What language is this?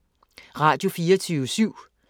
Danish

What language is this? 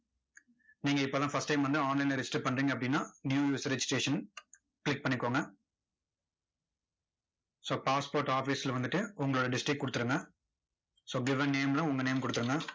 Tamil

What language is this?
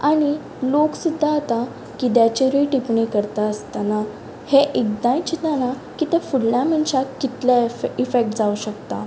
Konkani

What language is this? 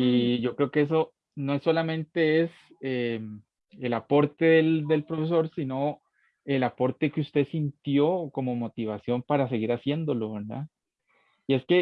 Spanish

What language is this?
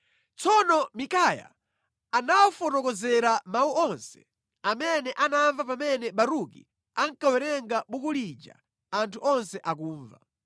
Nyanja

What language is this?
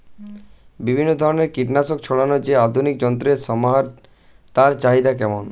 Bangla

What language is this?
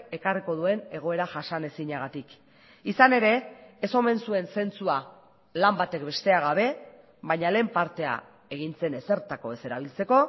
Basque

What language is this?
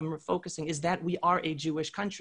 Hebrew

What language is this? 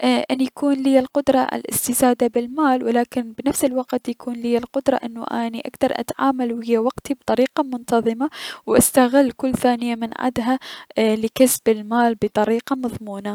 Mesopotamian Arabic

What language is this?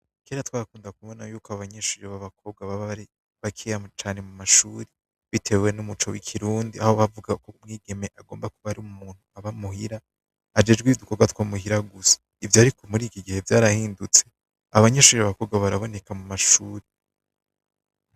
Rundi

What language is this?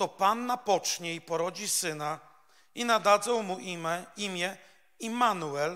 Polish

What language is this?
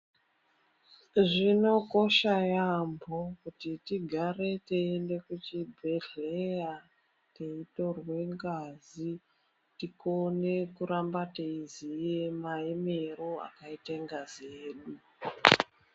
Ndau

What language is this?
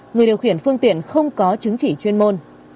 Vietnamese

